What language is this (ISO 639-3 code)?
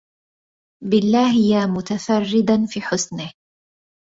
ara